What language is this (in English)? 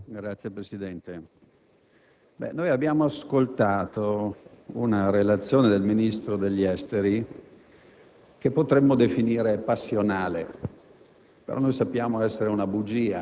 Italian